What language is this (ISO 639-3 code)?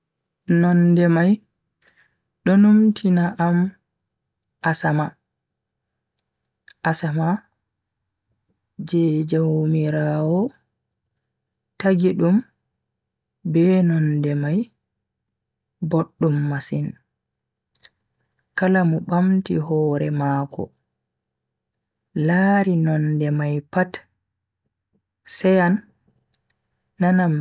fui